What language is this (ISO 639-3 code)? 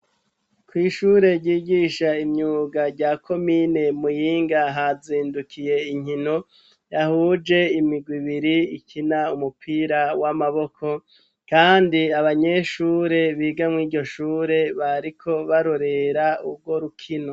run